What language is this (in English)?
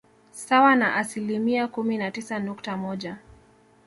Swahili